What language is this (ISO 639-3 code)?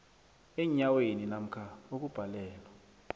nbl